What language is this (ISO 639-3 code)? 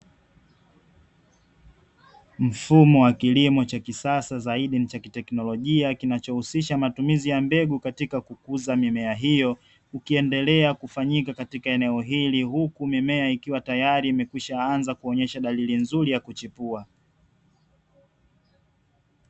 swa